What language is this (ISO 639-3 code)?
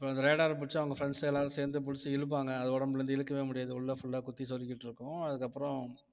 tam